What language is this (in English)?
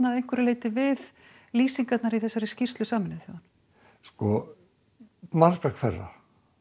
Icelandic